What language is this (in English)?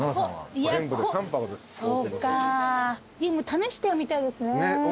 Japanese